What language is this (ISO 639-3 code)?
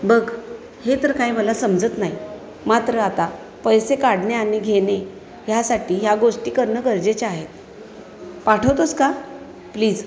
mar